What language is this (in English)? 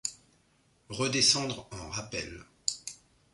French